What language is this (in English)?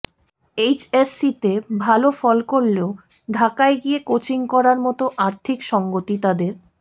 Bangla